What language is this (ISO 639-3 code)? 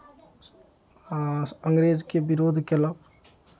mai